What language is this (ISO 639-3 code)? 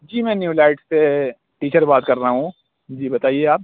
urd